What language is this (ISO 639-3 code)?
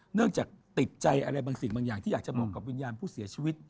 tha